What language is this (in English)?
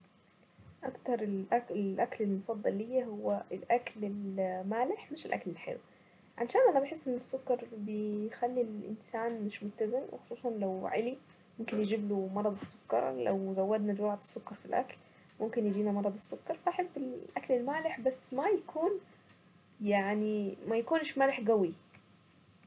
Saidi Arabic